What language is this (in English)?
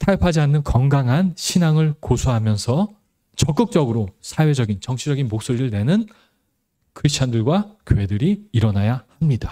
Korean